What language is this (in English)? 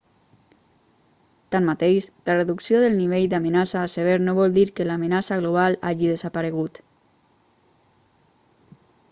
Catalan